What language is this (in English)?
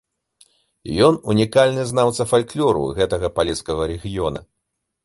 Belarusian